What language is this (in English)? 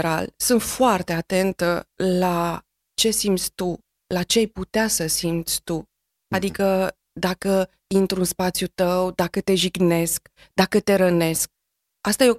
Romanian